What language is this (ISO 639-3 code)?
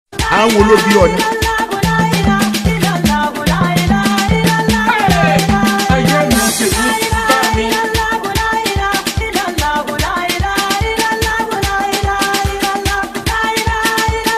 tha